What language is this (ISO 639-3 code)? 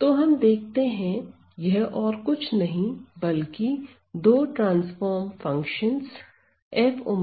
hin